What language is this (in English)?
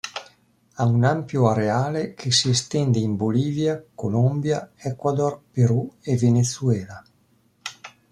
Italian